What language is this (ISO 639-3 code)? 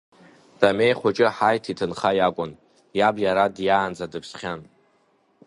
abk